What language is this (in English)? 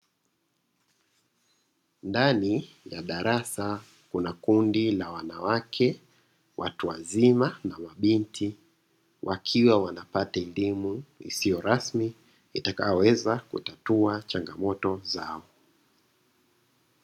Swahili